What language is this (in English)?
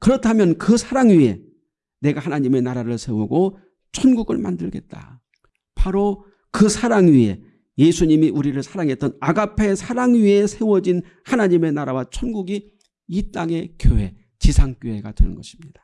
Korean